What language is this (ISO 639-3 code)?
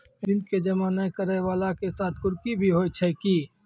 mai